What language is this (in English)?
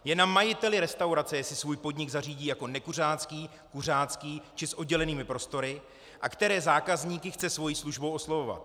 Czech